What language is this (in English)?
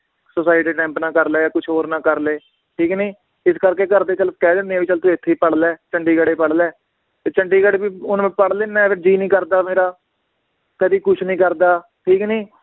Punjabi